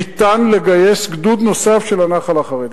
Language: Hebrew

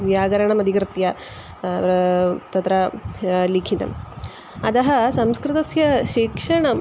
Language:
Sanskrit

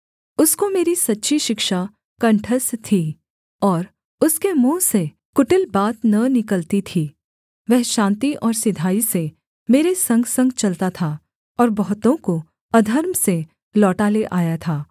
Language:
Hindi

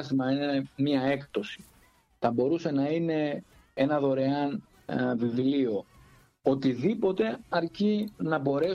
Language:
Greek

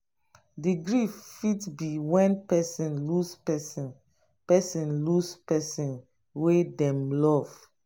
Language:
Nigerian Pidgin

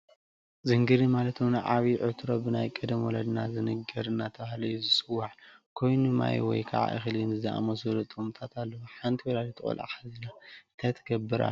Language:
Tigrinya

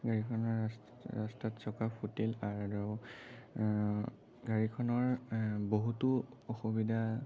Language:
Assamese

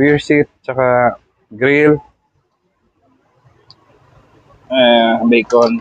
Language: Filipino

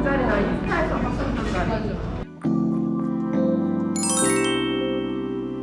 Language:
Korean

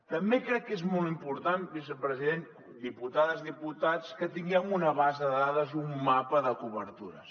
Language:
Catalan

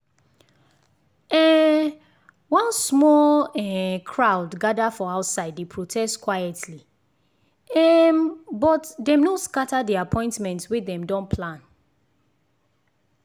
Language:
Nigerian Pidgin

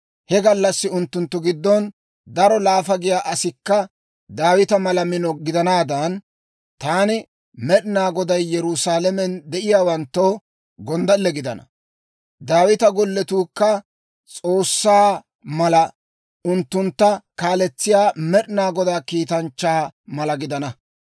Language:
Dawro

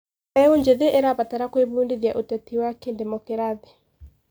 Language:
Kikuyu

